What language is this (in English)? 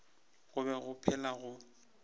Northern Sotho